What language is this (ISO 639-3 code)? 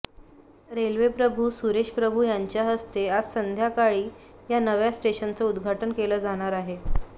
mar